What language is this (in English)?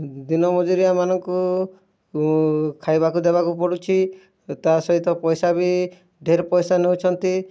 Odia